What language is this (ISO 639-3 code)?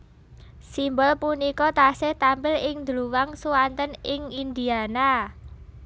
jav